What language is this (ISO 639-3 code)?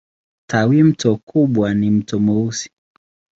swa